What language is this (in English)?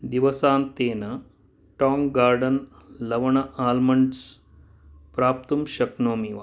Sanskrit